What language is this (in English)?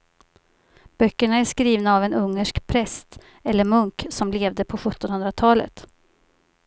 Swedish